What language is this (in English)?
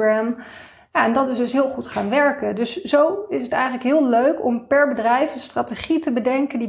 Dutch